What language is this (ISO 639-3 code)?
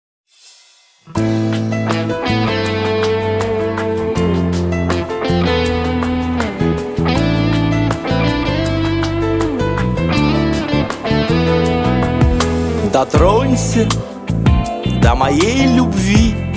rus